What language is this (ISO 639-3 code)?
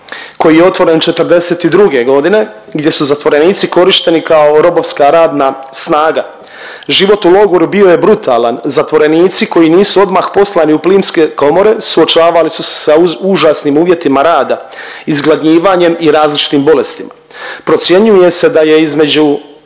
hrv